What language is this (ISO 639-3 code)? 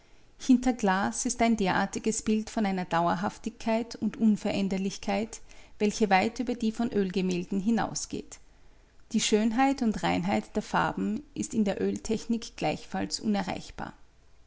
deu